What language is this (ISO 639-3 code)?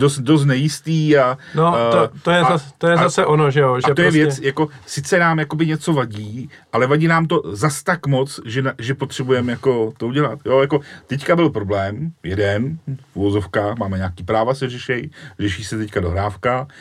ces